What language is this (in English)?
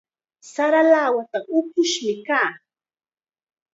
Chiquián Ancash Quechua